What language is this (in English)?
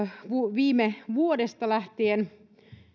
Finnish